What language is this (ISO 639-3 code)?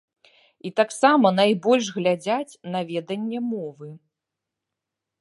bel